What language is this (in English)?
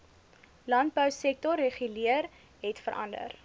Afrikaans